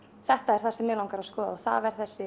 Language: Icelandic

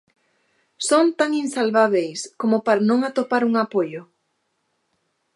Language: Galician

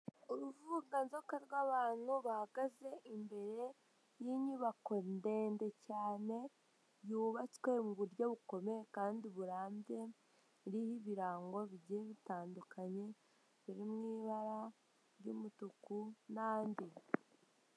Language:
Kinyarwanda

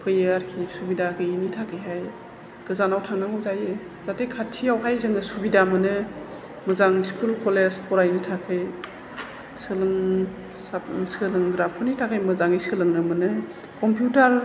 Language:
Bodo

